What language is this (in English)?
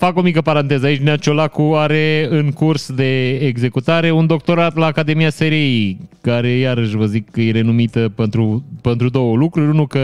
Romanian